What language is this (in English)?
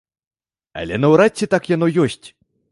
Belarusian